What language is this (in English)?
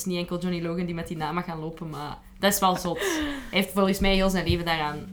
Dutch